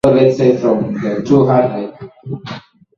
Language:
Swahili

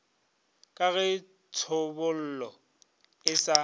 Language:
Northern Sotho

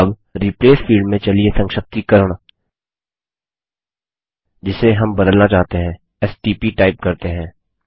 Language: Hindi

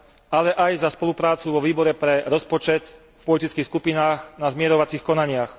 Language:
Slovak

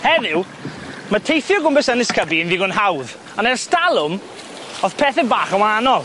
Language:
Welsh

